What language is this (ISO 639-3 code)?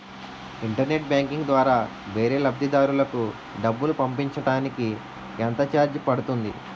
tel